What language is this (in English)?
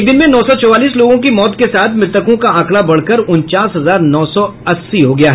Hindi